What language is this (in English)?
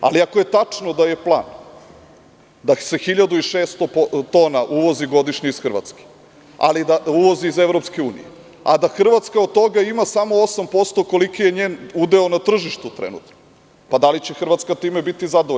Serbian